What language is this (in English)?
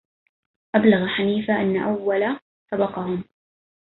Arabic